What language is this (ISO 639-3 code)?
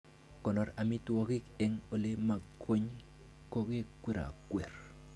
kln